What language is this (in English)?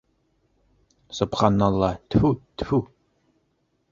Bashkir